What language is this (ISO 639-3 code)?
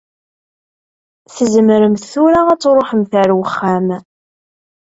kab